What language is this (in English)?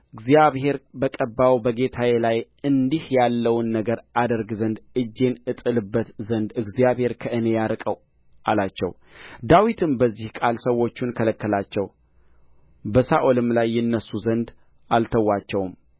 Amharic